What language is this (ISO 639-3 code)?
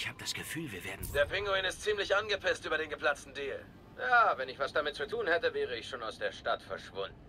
deu